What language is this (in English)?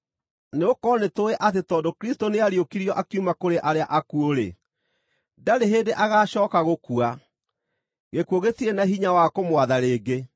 Kikuyu